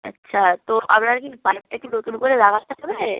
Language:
Bangla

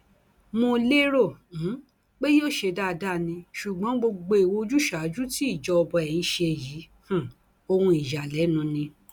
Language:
Yoruba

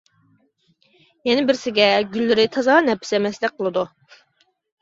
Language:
Uyghur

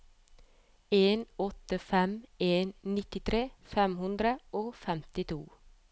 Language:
Norwegian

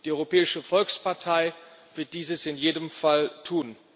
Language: German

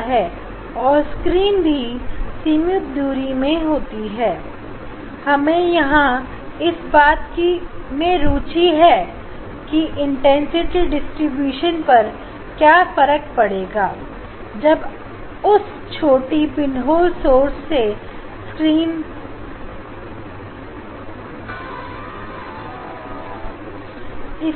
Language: Hindi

